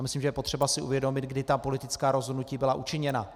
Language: Czech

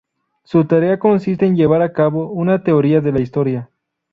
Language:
Spanish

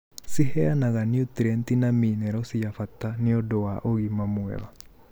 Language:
Kikuyu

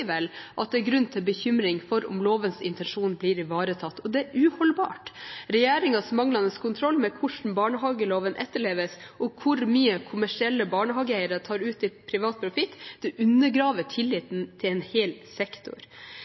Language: Norwegian Bokmål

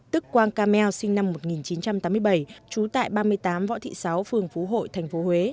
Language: Vietnamese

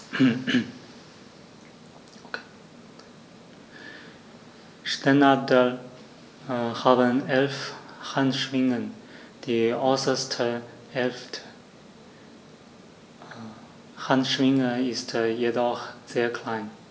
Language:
German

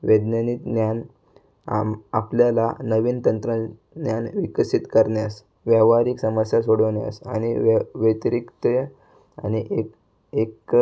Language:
Marathi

